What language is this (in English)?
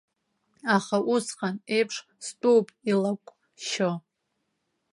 Abkhazian